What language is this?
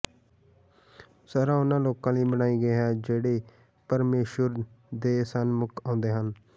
Punjabi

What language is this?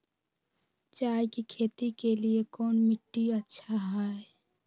Magahi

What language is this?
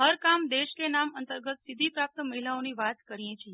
Gujarati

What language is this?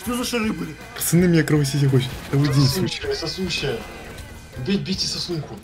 Russian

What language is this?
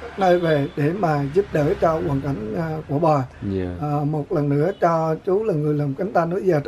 Vietnamese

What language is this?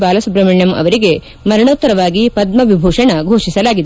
Kannada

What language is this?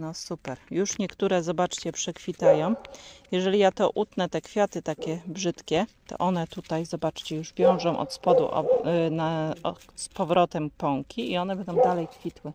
Polish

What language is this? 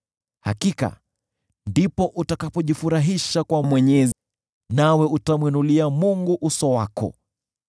Swahili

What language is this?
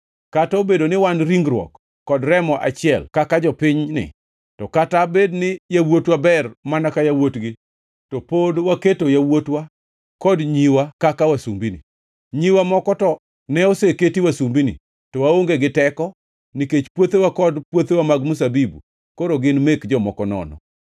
Luo (Kenya and Tanzania)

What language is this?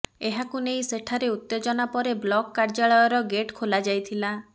Odia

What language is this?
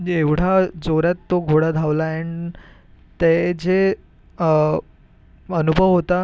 Marathi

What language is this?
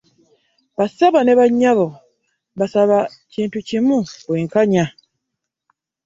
Ganda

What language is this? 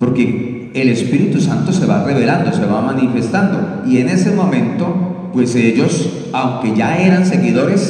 Spanish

